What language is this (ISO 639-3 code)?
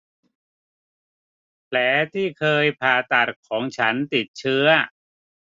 tha